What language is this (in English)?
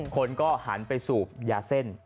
Thai